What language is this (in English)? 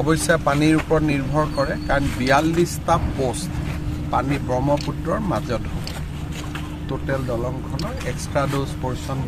Bangla